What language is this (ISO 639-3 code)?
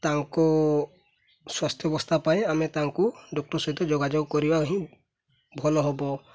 ori